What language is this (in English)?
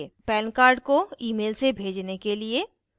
Hindi